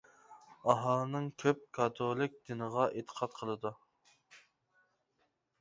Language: Uyghur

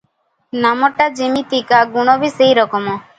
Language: Odia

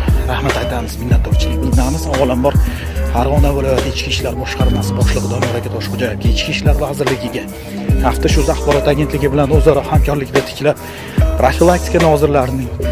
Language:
Turkish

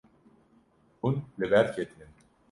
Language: Kurdish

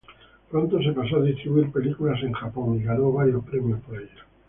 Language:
Spanish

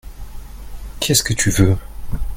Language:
French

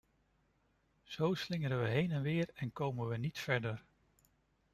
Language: Dutch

